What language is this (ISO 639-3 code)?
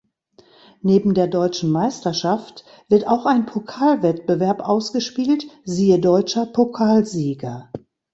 deu